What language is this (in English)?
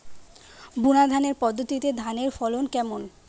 Bangla